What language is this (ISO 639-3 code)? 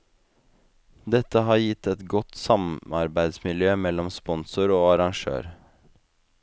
nor